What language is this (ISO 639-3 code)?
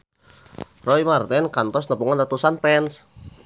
sun